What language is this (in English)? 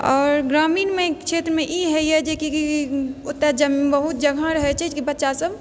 Maithili